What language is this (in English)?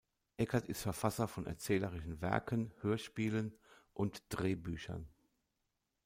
German